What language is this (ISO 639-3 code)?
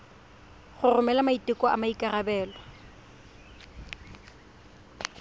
tsn